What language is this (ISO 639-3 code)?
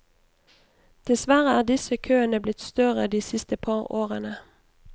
nor